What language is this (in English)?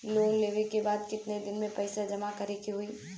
Bhojpuri